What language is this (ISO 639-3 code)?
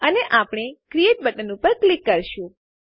guj